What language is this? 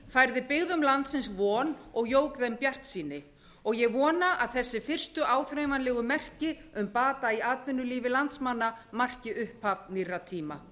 Icelandic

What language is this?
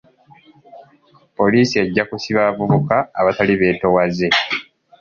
Ganda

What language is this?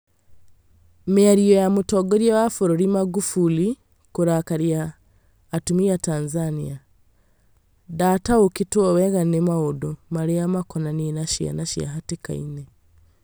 Kikuyu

